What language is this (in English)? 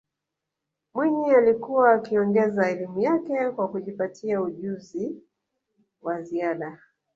Swahili